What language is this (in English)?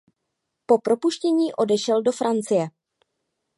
Czech